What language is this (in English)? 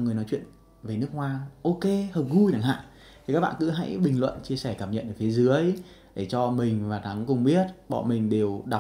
Vietnamese